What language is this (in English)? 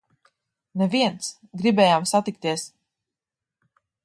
Latvian